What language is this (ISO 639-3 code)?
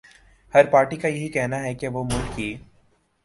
urd